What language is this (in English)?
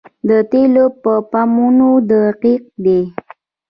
Pashto